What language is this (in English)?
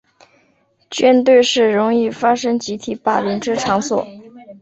Chinese